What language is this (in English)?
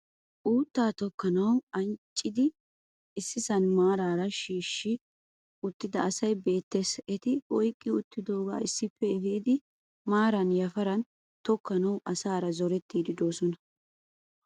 Wolaytta